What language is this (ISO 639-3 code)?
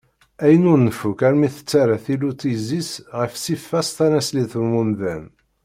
kab